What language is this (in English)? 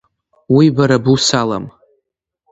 Abkhazian